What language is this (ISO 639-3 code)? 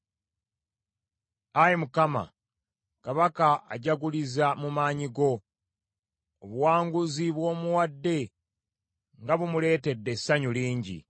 lug